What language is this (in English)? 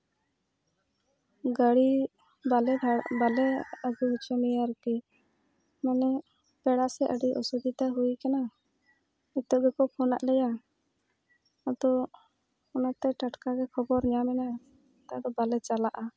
Santali